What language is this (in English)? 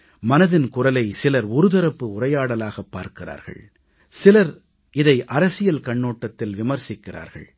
Tamil